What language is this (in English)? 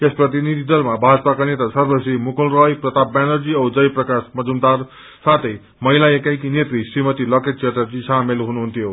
Nepali